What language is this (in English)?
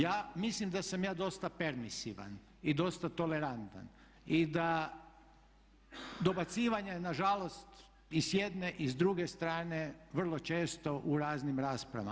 Croatian